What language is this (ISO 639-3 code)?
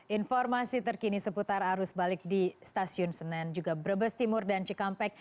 ind